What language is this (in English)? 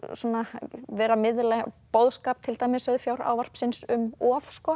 Icelandic